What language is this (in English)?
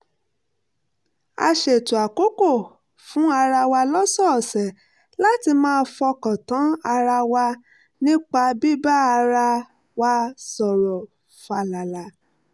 Yoruba